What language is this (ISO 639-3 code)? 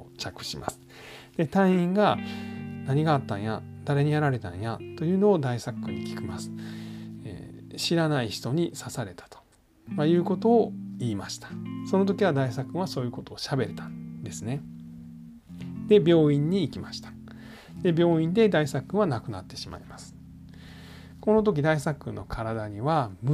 jpn